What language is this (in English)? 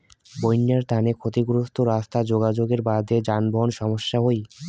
Bangla